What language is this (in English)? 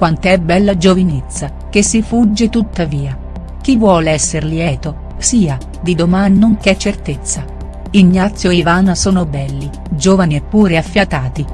Italian